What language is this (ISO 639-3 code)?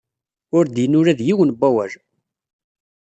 kab